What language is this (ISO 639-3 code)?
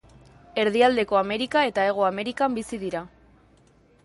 eus